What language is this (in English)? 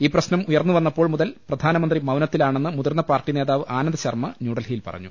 Malayalam